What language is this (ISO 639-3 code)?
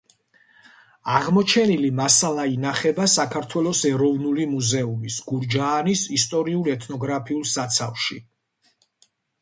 kat